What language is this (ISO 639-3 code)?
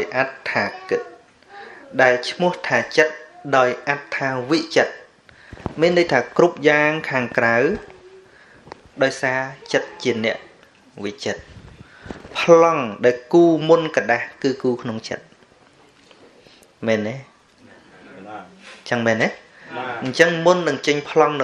tha